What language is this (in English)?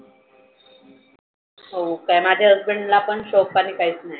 Marathi